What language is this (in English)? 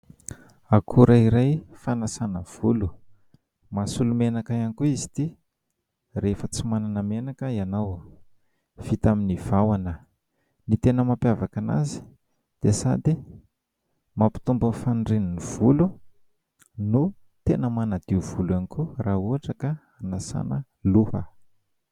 Malagasy